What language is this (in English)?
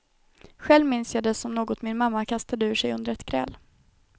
Swedish